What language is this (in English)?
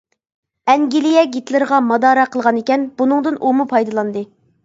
Uyghur